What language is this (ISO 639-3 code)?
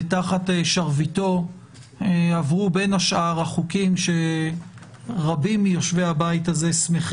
heb